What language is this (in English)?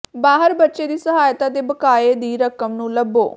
Punjabi